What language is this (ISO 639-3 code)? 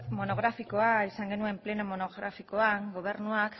eus